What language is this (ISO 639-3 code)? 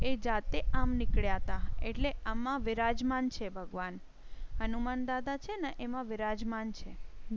guj